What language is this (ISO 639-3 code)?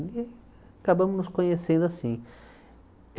por